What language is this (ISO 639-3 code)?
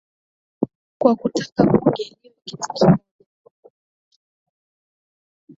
swa